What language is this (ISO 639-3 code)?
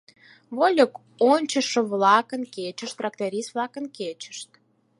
chm